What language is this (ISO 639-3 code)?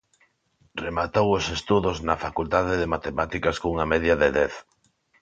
glg